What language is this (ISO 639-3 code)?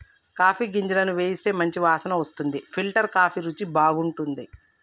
tel